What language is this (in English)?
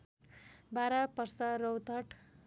Nepali